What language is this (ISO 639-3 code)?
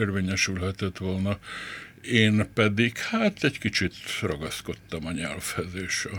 hun